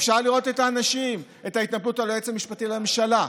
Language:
Hebrew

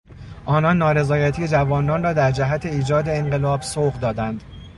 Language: Persian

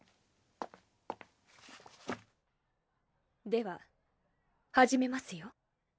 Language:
Japanese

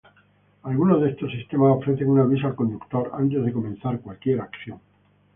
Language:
Spanish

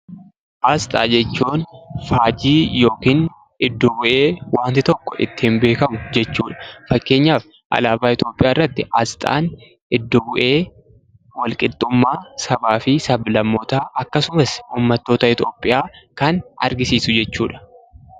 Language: Oromo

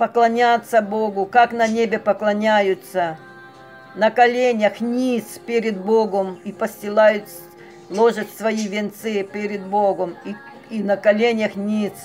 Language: Russian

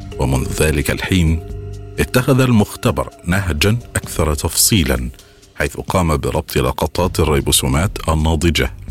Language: Arabic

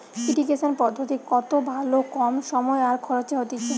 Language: Bangla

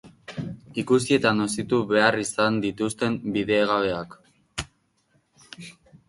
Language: Basque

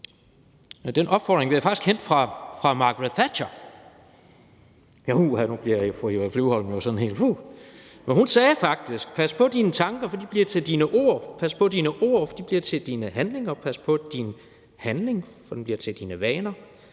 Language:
Danish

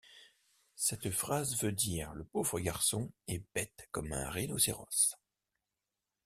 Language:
French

